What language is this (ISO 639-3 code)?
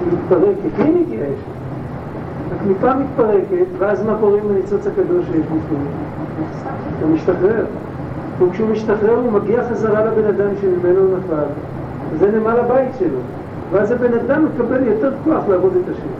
heb